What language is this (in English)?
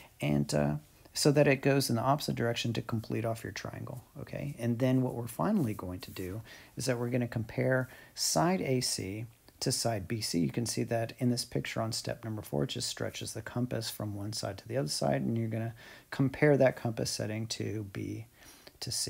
English